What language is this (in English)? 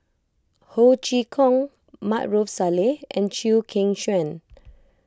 English